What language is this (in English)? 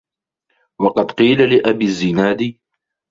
Arabic